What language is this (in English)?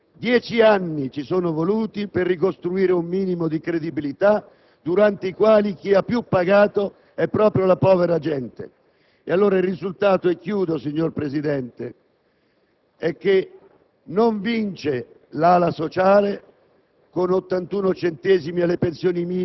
Italian